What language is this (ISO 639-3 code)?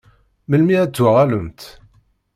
kab